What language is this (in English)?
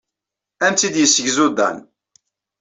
Kabyle